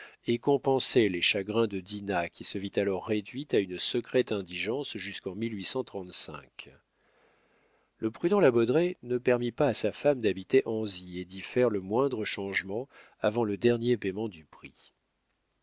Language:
French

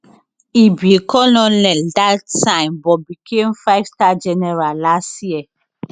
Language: Nigerian Pidgin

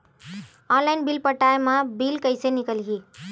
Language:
Chhattisgarhi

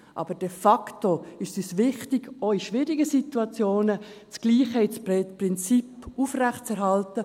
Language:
Swiss German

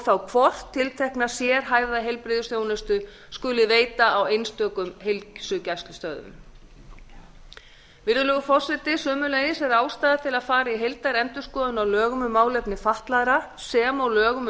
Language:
Icelandic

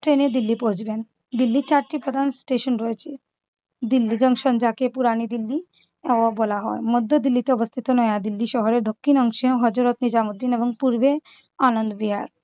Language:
Bangla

